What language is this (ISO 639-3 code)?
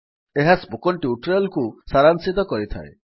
ori